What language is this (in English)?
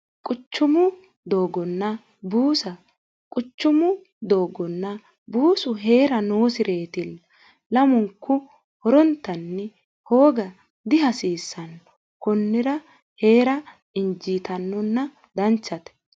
Sidamo